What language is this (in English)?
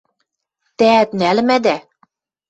Western Mari